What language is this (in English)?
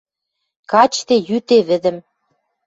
Western Mari